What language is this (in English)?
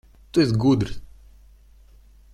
Latvian